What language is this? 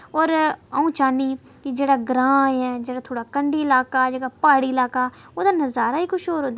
Dogri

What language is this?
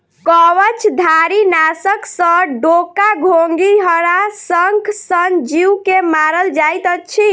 Maithili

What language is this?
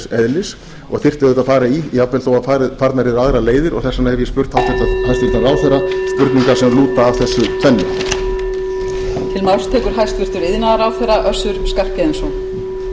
Icelandic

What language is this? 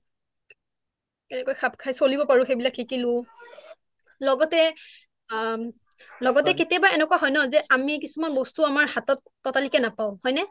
Assamese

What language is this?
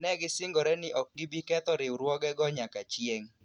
Luo (Kenya and Tanzania)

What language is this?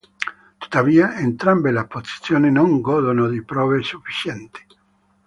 Italian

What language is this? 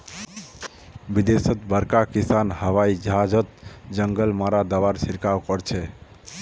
Magahi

